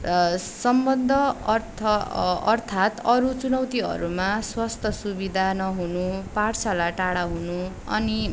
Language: Nepali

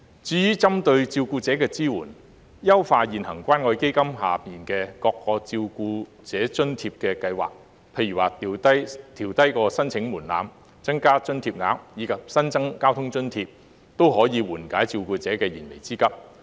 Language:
Cantonese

